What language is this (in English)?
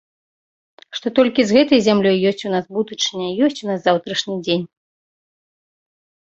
Belarusian